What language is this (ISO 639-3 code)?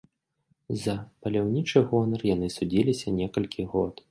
bel